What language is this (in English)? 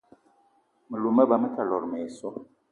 Eton (Cameroon)